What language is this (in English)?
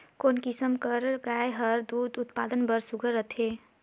Chhattisgarhi